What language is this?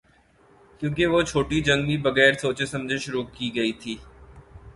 Urdu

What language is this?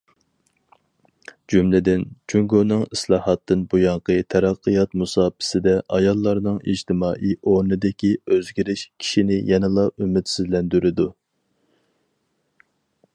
Uyghur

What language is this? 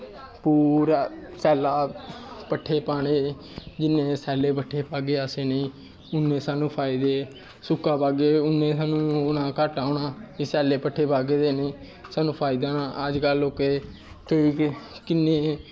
Dogri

